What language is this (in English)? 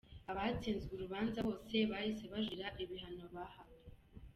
Kinyarwanda